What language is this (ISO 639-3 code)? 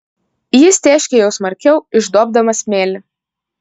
lit